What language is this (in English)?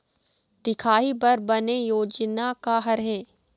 Chhattisgarhi